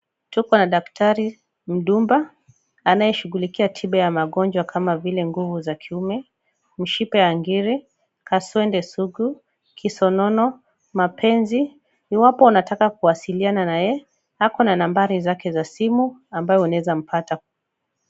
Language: Swahili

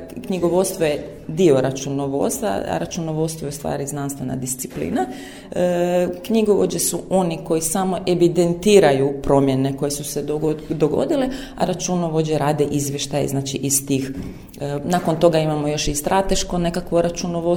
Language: Croatian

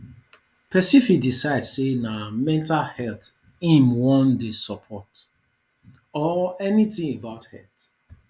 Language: Nigerian Pidgin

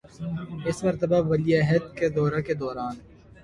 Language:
Urdu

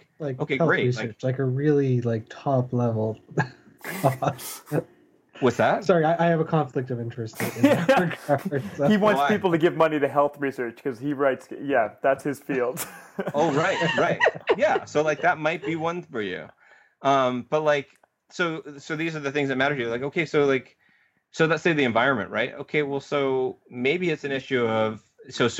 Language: English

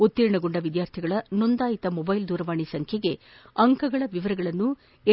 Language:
Kannada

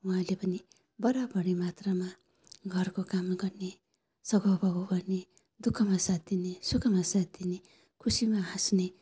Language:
Nepali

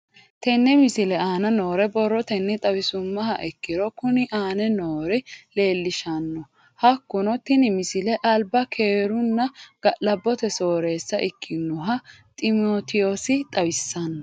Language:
Sidamo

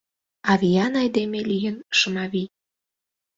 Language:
Mari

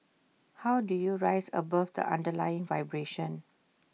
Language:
English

